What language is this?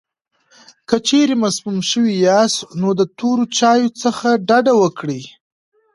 Pashto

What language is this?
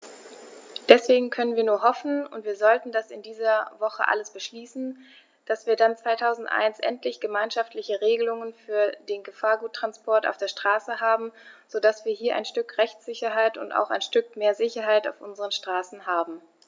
German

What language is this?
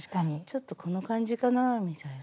Japanese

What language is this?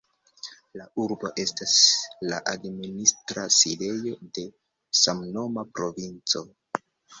Esperanto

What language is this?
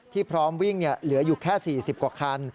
Thai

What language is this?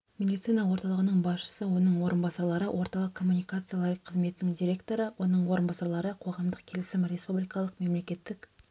Kazakh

